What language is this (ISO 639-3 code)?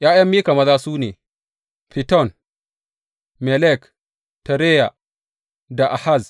hau